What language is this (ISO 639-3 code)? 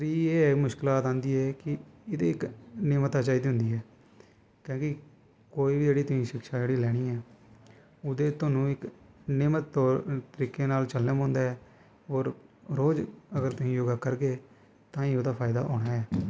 doi